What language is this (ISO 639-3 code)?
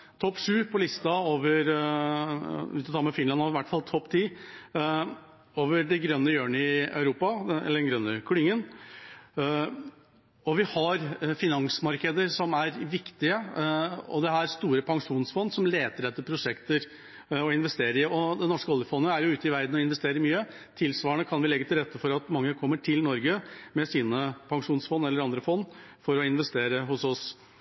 nob